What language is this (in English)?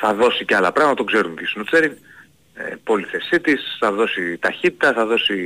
Greek